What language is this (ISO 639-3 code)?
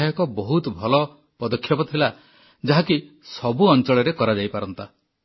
ori